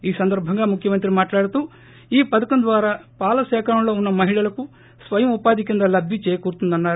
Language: Telugu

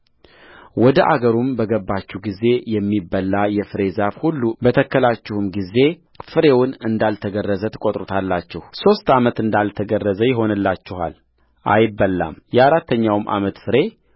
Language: Amharic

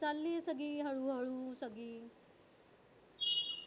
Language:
Marathi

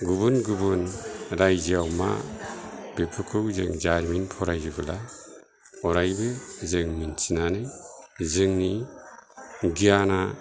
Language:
Bodo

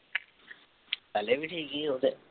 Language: Punjabi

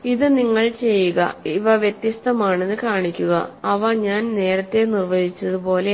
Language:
Malayalam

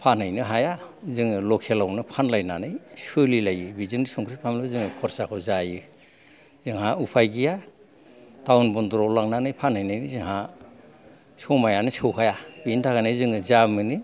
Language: Bodo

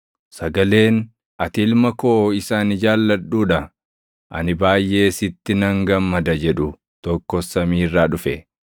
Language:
Oromo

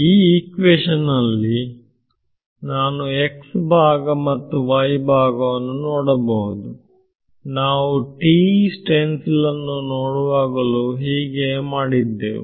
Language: Kannada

